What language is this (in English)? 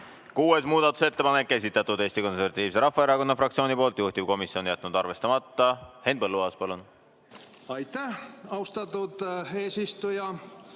Estonian